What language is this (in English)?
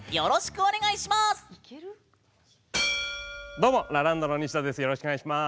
Japanese